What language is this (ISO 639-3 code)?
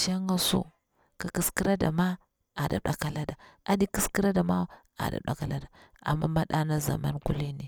bwr